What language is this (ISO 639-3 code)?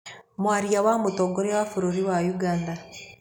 kik